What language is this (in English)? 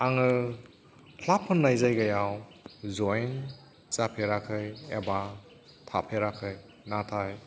Bodo